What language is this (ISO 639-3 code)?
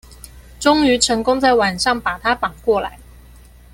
zho